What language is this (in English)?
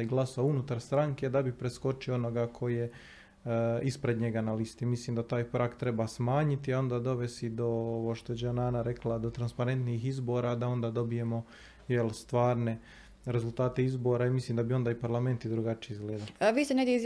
Croatian